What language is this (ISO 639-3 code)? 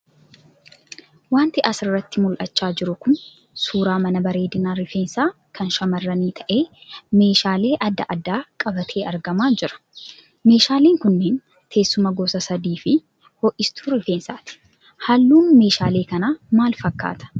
orm